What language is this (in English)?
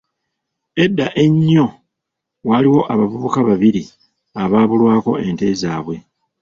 Ganda